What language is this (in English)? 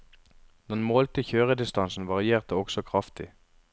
Norwegian